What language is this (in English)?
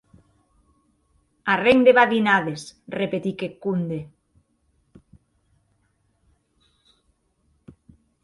Occitan